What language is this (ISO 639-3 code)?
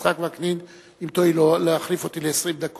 heb